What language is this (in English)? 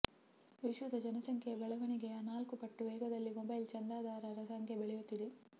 Kannada